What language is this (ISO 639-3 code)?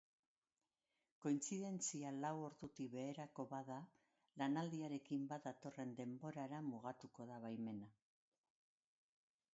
eus